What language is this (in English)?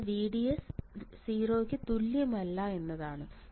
Malayalam